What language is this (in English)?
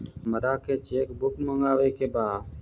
Bhojpuri